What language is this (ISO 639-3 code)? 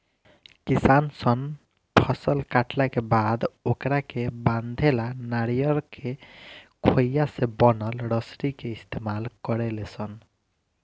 bho